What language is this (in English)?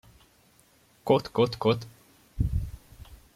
Hungarian